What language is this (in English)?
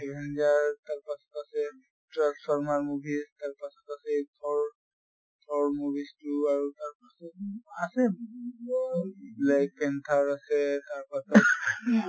Assamese